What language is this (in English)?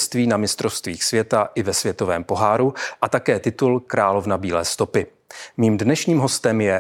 Czech